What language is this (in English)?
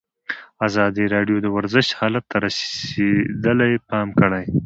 Pashto